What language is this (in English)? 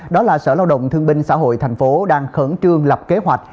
Vietnamese